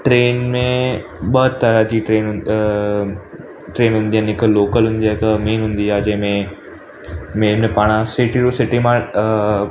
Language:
Sindhi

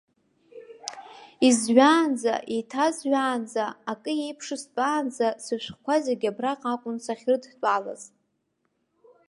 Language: Abkhazian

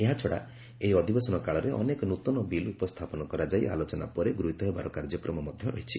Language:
Odia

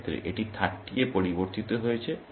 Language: Bangla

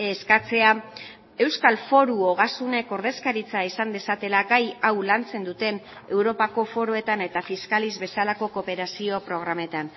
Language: Basque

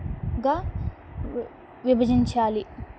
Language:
Telugu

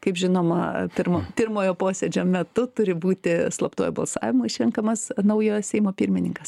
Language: Lithuanian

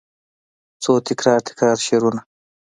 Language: Pashto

